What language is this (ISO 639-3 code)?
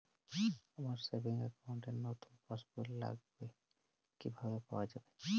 ben